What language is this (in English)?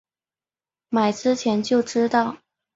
Chinese